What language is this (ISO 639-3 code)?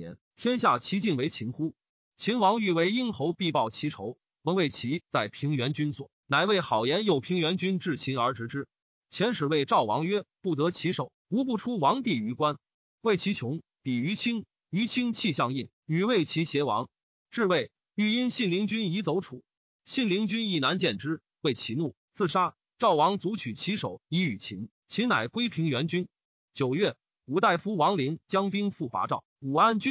zho